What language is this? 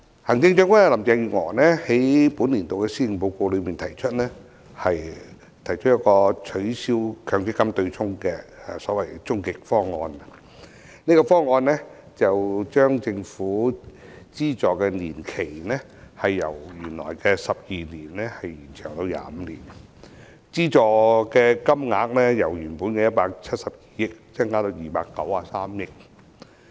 Cantonese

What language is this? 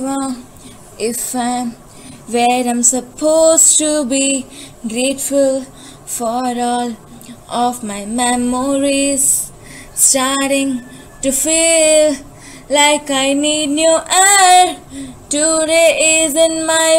English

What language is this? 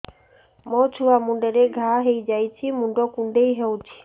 Odia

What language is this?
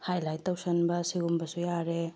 Manipuri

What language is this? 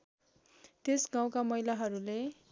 Nepali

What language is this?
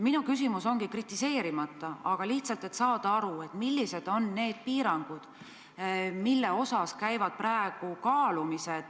Estonian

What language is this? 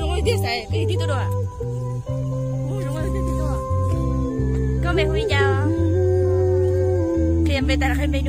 Vietnamese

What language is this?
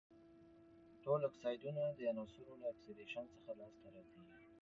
Pashto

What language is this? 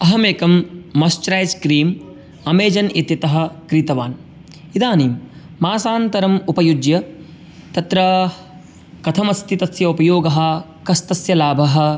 Sanskrit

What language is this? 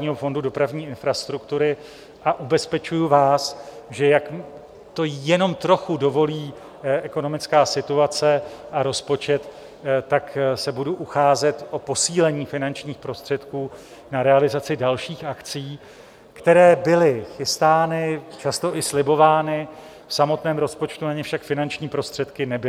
Czech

